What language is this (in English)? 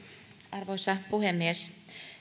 Finnish